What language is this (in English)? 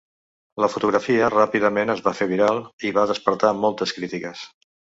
Catalan